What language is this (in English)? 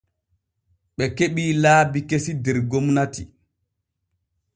Borgu Fulfulde